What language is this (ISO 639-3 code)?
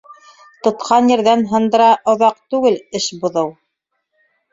bak